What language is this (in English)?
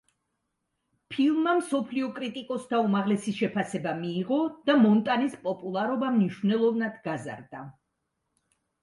Georgian